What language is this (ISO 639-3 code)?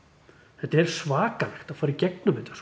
isl